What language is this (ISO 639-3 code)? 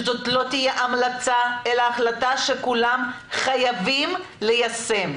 heb